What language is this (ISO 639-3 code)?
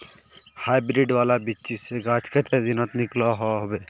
mag